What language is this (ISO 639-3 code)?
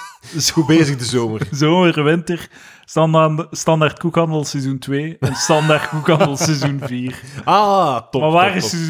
nld